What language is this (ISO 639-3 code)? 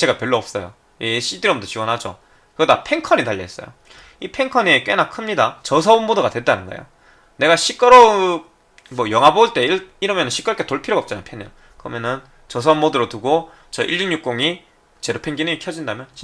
kor